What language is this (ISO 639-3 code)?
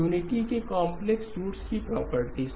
hin